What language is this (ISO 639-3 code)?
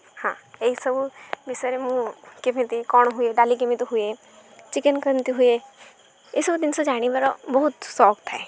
ori